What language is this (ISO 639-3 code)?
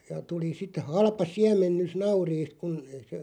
fin